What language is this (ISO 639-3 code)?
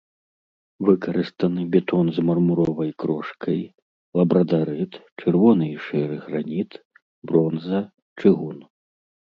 bel